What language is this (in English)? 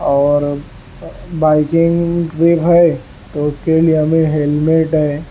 Urdu